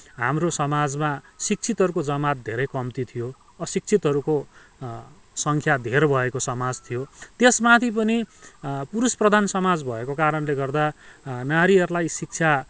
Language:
Nepali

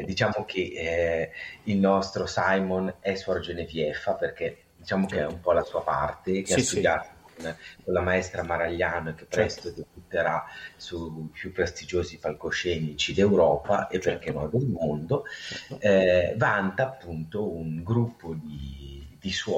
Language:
Italian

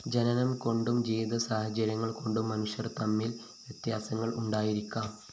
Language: Malayalam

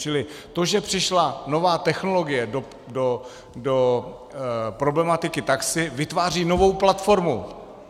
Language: Czech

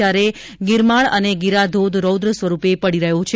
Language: Gujarati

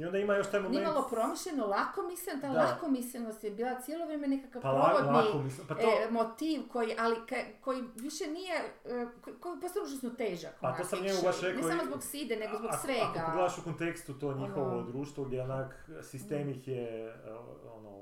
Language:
Croatian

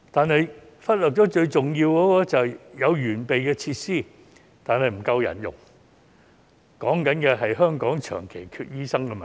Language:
Cantonese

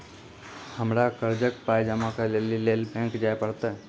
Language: Maithili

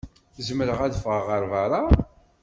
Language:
Kabyle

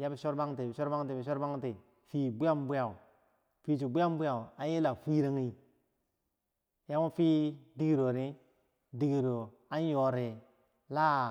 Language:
Bangwinji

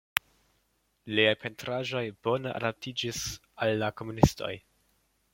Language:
Esperanto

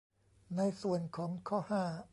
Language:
Thai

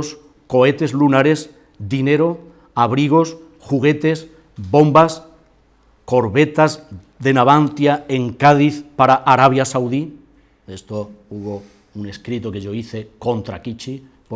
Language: Spanish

